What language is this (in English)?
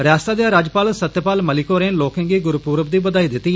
Dogri